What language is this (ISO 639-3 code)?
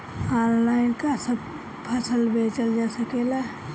bho